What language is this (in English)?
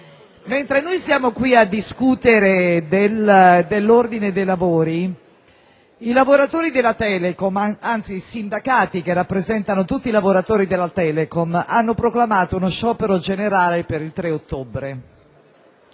Italian